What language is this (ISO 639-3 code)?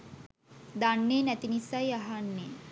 sin